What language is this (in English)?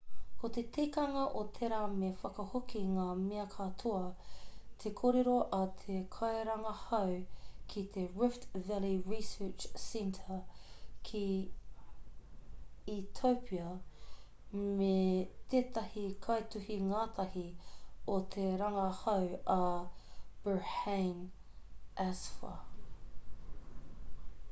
Māori